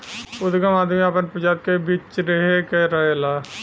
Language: Bhojpuri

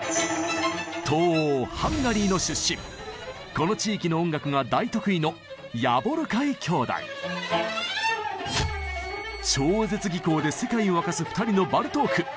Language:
Japanese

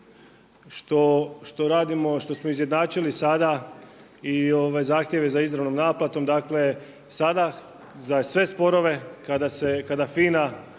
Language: Croatian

